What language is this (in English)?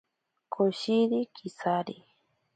Ashéninka Perené